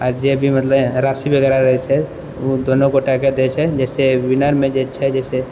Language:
Maithili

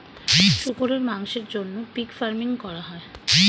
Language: Bangla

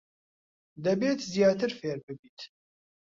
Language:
Central Kurdish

